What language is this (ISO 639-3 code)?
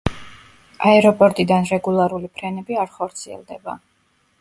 kat